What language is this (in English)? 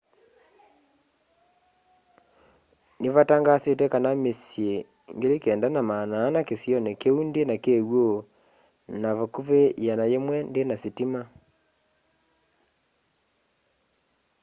Kamba